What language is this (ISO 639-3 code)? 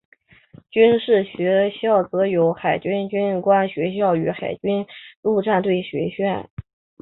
zho